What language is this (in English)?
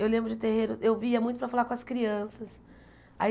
Portuguese